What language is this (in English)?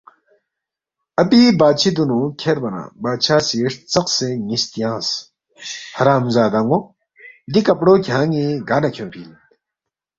Balti